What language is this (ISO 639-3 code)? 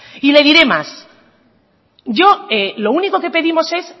spa